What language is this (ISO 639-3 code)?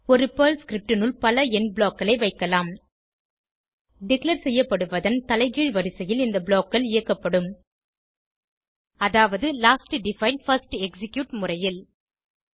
tam